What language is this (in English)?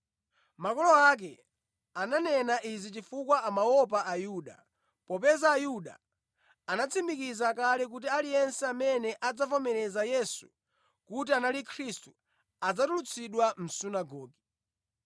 Nyanja